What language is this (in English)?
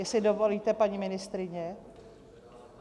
Czech